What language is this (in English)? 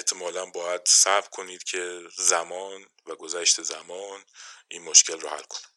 Persian